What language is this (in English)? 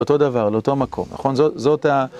Hebrew